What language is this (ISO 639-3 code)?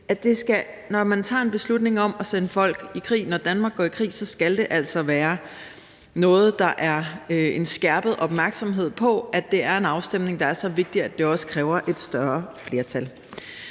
dan